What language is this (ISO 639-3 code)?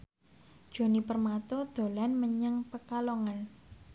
jav